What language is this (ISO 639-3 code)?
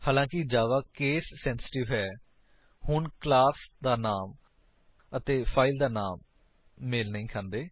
pan